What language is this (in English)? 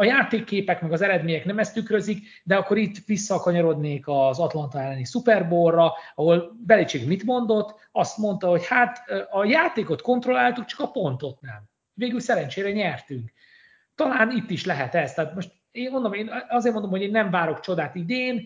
Hungarian